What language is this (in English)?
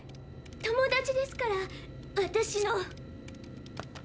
Japanese